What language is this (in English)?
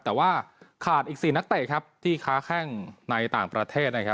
Thai